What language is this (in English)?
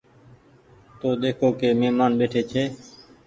Goaria